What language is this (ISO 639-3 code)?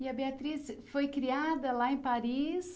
por